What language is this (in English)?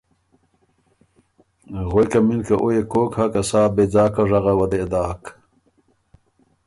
Ormuri